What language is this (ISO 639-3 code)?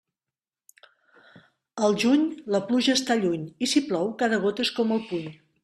cat